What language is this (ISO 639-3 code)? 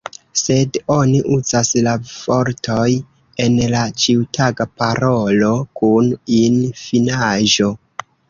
epo